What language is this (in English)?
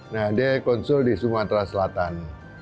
Indonesian